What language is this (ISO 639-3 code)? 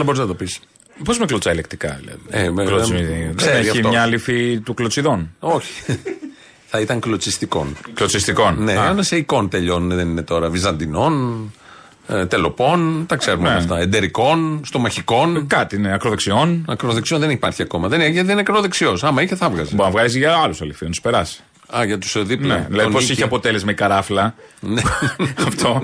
ell